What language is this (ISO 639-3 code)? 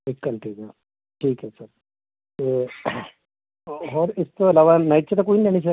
pan